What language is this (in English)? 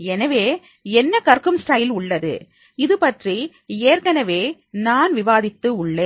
Tamil